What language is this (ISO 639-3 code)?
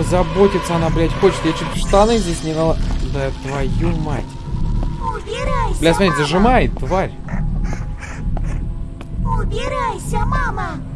rus